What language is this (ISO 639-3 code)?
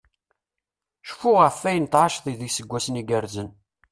kab